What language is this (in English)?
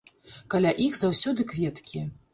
Belarusian